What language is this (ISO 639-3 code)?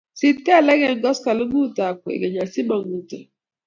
kln